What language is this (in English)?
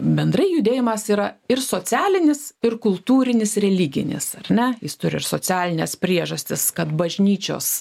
Lithuanian